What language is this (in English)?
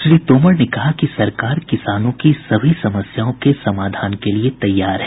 Hindi